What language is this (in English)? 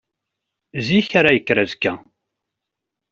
Kabyle